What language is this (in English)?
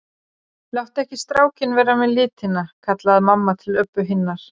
Icelandic